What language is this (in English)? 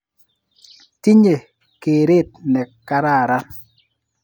Kalenjin